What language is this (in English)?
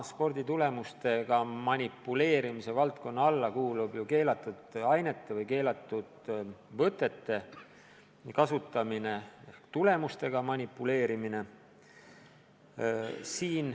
Estonian